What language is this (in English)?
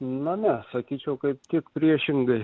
Lithuanian